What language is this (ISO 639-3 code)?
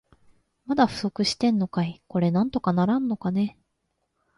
jpn